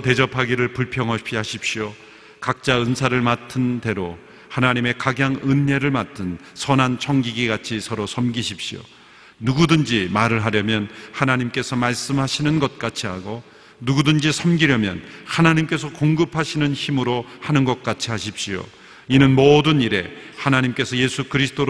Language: Korean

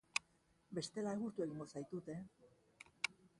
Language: Basque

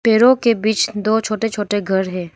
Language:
Hindi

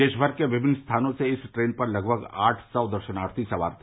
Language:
Hindi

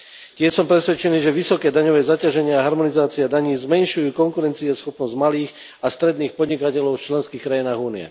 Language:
Slovak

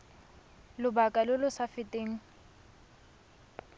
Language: Tswana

